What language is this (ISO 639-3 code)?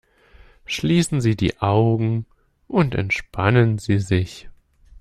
deu